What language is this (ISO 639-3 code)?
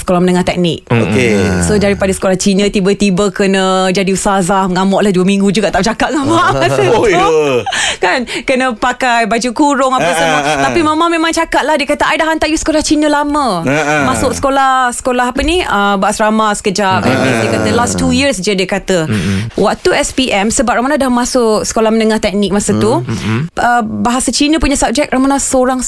msa